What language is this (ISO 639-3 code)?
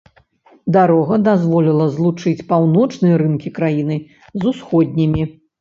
bel